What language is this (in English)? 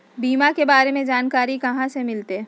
Magahi